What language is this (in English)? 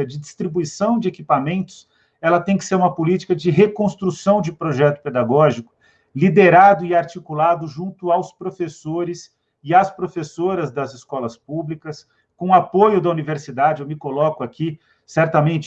Portuguese